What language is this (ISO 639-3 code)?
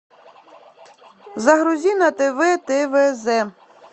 rus